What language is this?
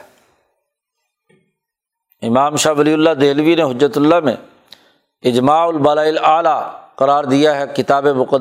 Urdu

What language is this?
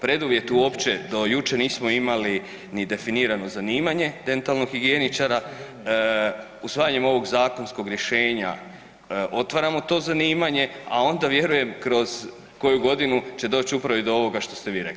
Croatian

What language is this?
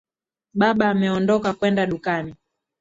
Swahili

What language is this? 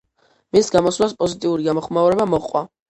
Georgian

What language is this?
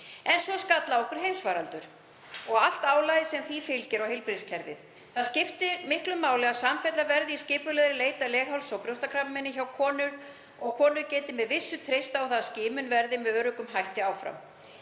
Icelandic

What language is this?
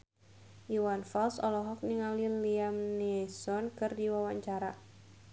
Sundanese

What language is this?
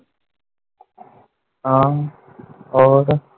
Punjabi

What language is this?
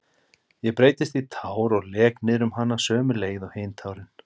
Icelandic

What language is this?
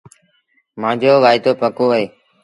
Sindhi Bhil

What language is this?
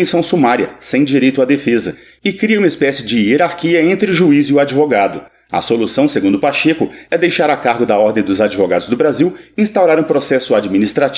Portuguese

